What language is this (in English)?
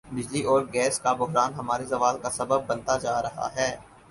Urdu